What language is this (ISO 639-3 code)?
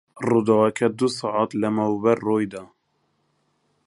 ckb